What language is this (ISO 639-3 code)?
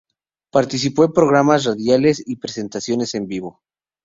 spa